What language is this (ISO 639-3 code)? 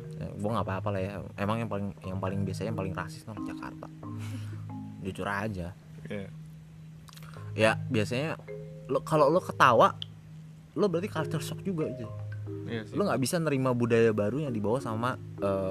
ind